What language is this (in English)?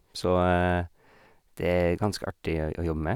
Norwegian